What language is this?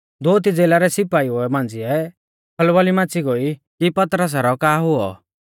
Mahasu Pahari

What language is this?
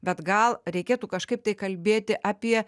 Lithuanian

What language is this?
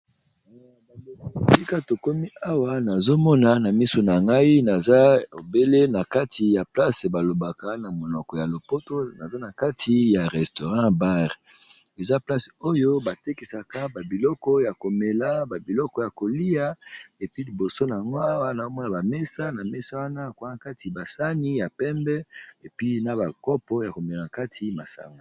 Lingala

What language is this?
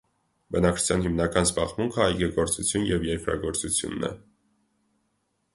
Armenian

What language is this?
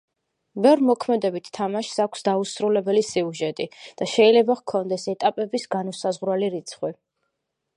Georgian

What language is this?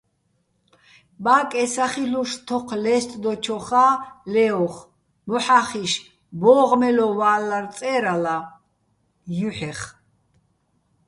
Bats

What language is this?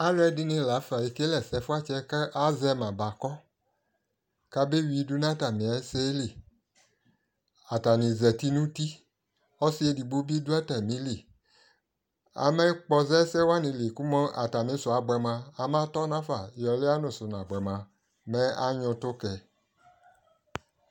Ikposo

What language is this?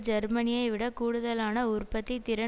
Tamil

